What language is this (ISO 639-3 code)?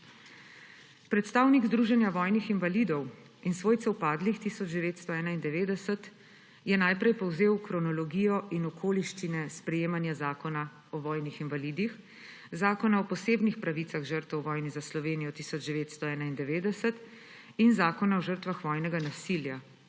slv